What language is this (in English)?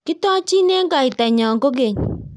Kalenjin